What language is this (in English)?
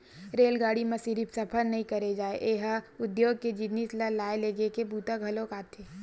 Chhattisgarhi